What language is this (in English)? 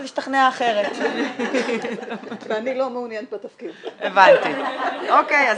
Hebrew